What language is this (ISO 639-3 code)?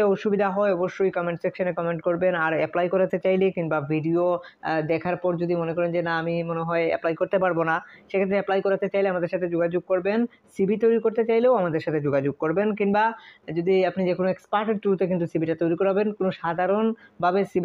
ben